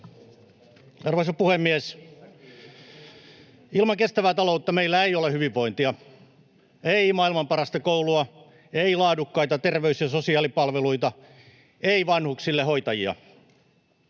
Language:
Finnish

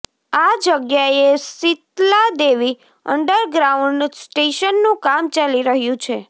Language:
Gujarati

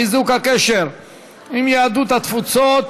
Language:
Hebrew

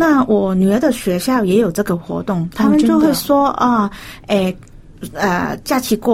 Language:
Chinese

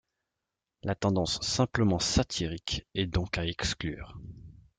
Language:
French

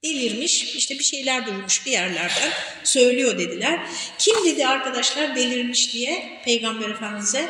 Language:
Turkish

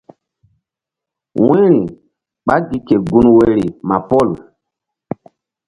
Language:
Mbum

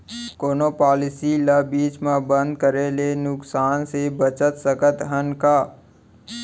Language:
Chhattisgarhi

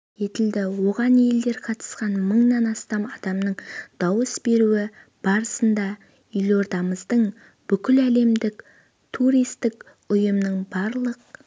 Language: Kazakh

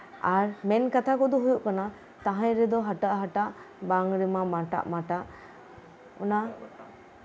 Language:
Santali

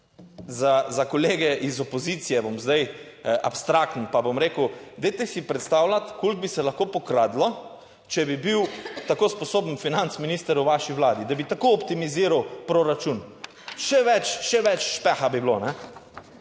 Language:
Slovenian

